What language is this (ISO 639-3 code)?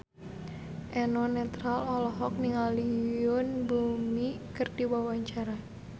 sun